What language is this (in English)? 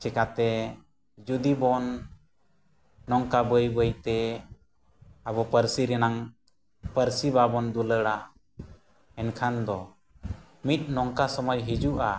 Santali